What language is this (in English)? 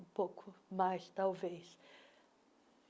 Portuguese